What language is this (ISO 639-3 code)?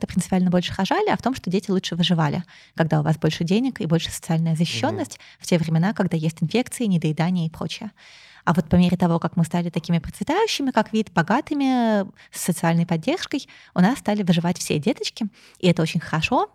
rus